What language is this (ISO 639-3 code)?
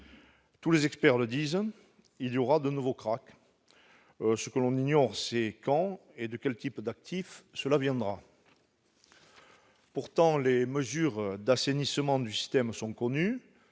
fra